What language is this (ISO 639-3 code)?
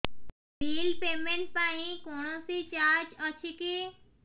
ori